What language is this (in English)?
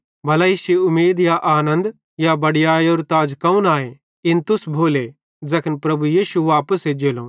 Bhadrawahi